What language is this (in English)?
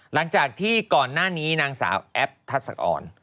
Thai